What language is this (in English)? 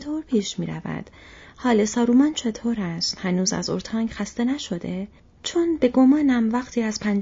Persian